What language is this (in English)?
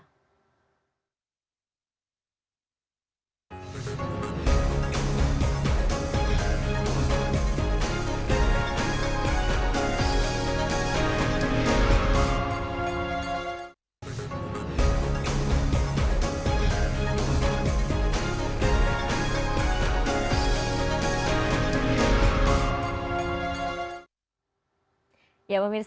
Indonesian